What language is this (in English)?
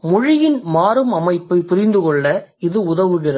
Tamil